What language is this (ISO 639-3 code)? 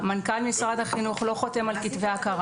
heb